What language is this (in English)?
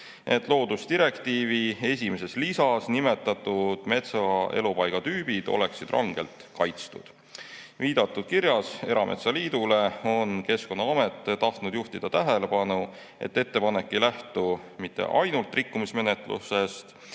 Estonian